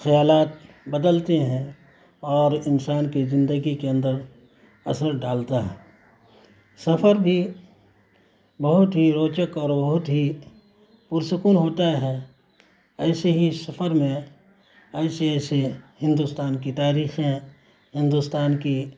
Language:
Urdu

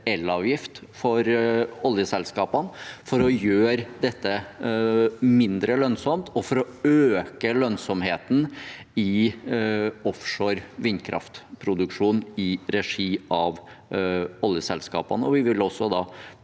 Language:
Norwegian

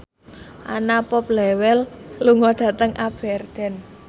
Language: Javanese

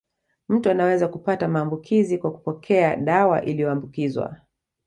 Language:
Swahili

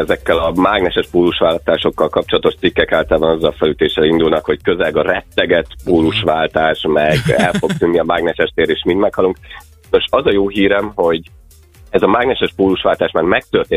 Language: Hungarian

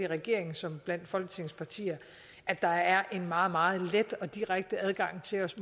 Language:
Danish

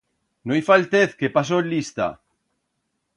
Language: Aragonese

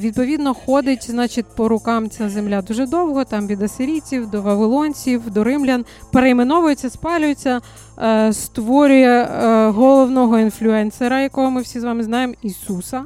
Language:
Ukrainian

